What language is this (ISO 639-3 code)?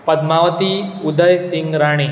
kok